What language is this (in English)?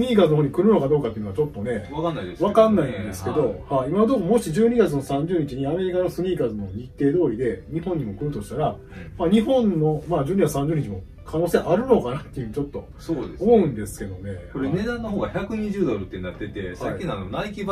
Japanese